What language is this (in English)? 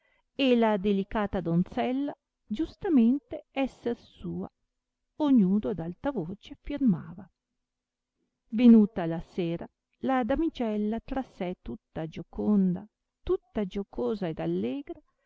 Italian